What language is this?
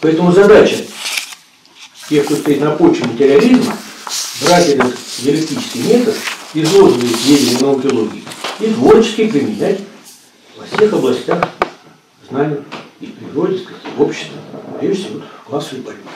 Russian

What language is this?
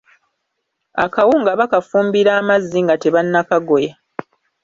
Ganda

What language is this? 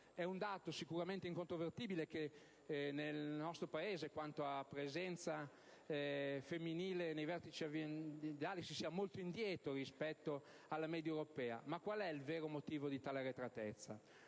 Italian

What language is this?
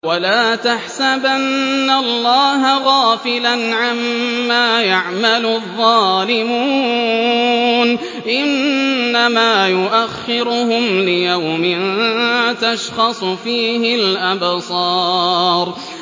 Arabic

